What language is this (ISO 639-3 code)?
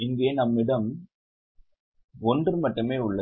tam